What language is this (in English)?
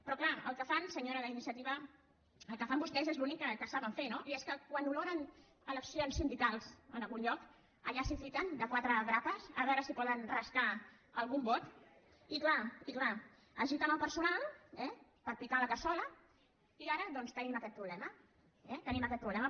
Catalan